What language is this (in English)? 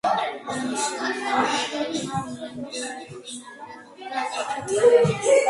Georgian